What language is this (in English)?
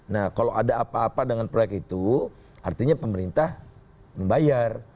Indonesian